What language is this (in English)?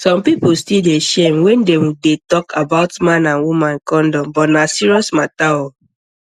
Nigerian Pidgin